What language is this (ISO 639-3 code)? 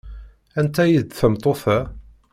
kab